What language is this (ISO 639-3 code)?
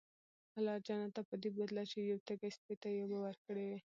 pus